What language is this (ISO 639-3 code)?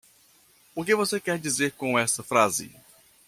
por